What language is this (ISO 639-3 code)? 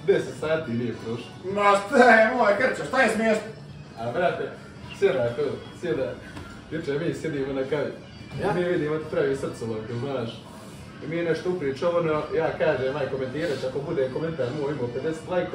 eng